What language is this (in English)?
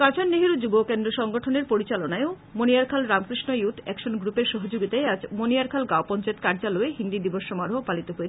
Bangla